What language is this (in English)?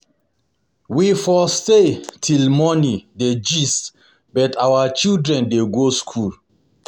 Nigerian Pidgin